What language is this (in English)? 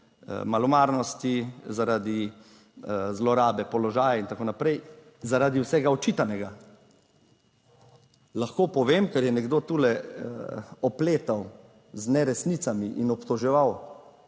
Slovenian